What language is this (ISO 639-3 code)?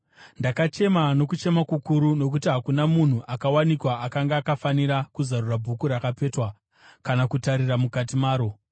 sna